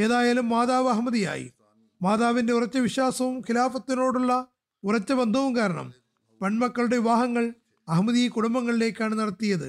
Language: Malayalam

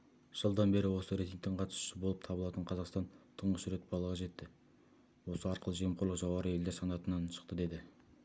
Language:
Kazakh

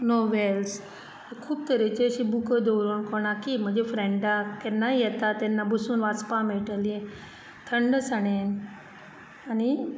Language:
Konkani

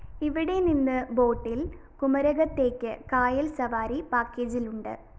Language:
Malayalam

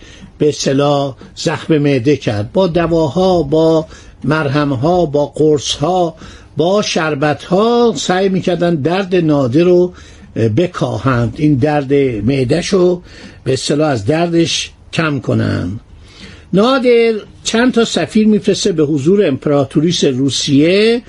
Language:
Persian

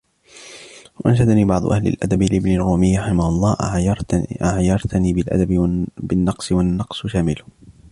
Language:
Arabic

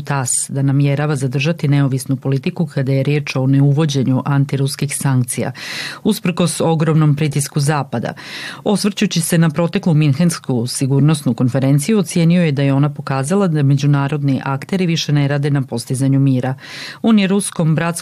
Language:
Croatian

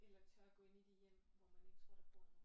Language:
Danish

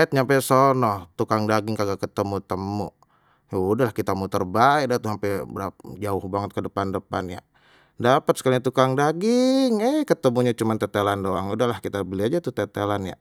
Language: Betawi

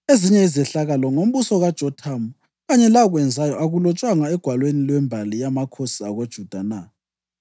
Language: North Ndebele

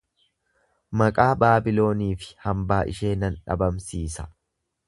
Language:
Oromo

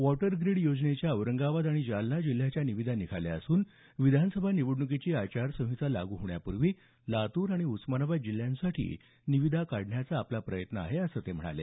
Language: Marathi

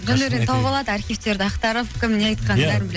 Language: Kazakh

